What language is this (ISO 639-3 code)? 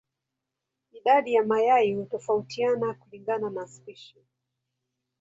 swa